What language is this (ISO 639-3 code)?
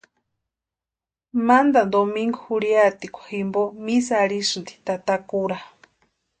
pua